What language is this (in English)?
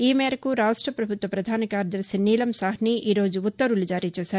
Telugu